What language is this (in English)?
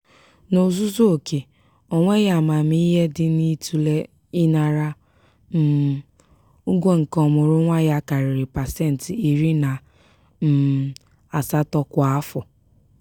Igbo